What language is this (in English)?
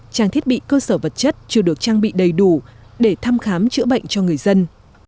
Vietnamese